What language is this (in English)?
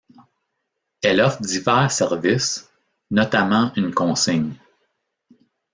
French